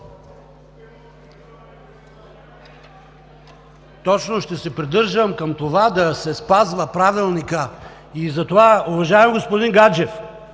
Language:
Bulgarian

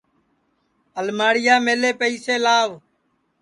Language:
Sansi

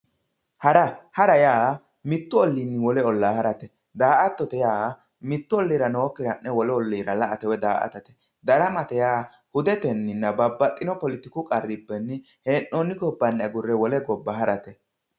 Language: Sidamo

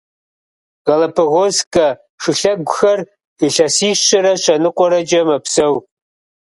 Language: Kabardian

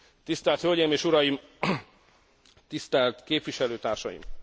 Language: Hungarian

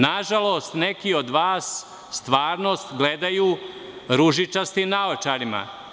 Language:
Serbian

